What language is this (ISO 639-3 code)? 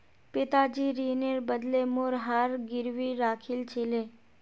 mag